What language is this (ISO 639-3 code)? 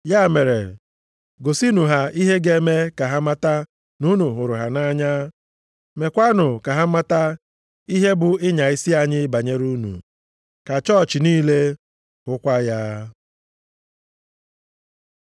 ibo